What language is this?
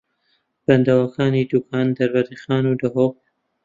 Central Kurdish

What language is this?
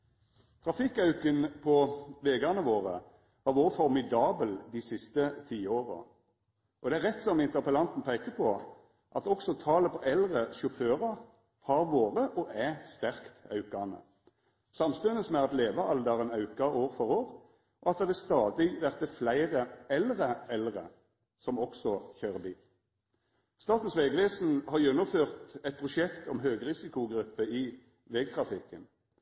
Norwegian Nynorsk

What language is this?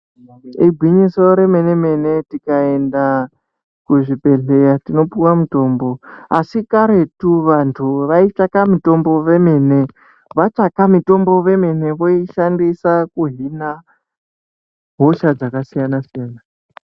Ndau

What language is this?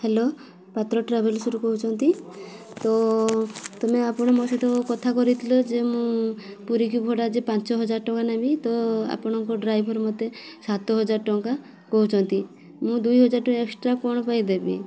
Odia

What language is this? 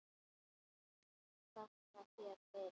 Icelandic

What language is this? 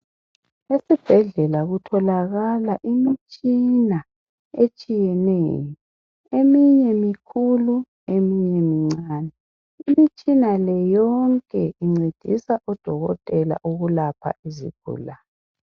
North Ndebele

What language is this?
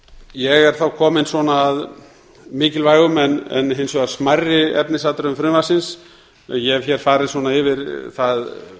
Icelandic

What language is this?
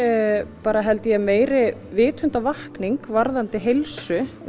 Icelandic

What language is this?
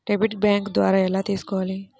Telugu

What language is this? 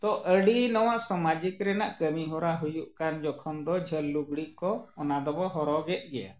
Santali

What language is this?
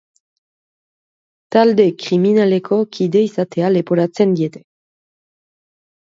Basque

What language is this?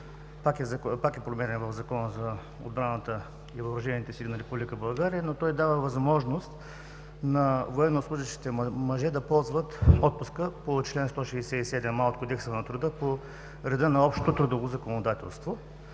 Bulgarian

